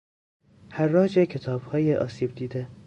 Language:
Persian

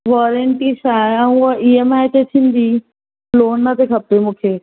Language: Sindhi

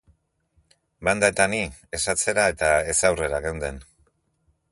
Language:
Basque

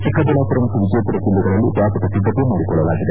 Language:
Kannada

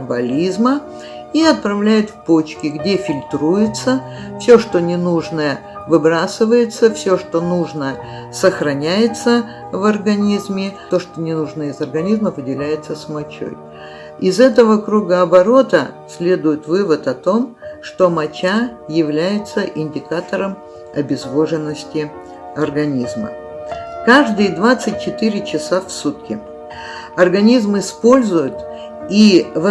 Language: Russian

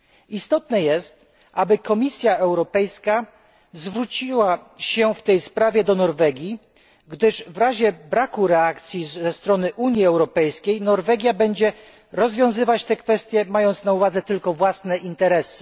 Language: Polish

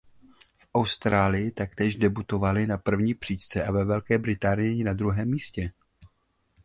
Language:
Czech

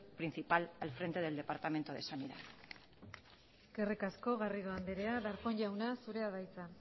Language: Basque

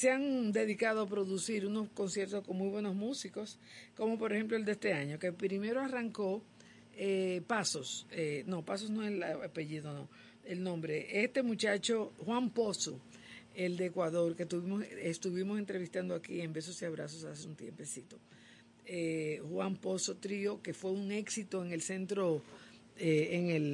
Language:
Spanish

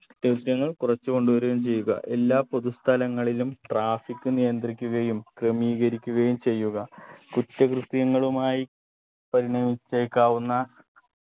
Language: Malayalam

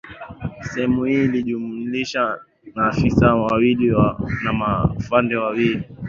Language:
Swahili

